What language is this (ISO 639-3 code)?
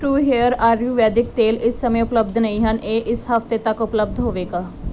pan